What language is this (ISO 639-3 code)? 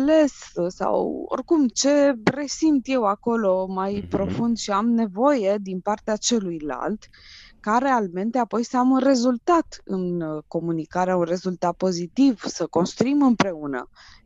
ron